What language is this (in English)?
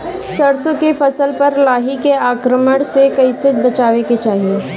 Bhojpuri